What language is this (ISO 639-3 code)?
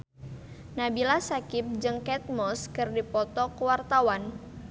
sun